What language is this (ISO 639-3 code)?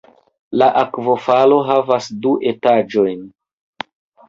epo